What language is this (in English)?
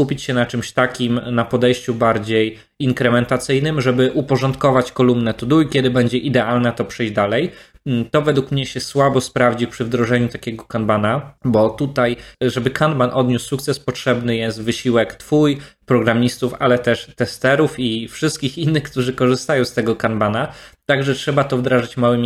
Polish